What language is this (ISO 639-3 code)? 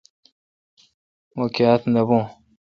xka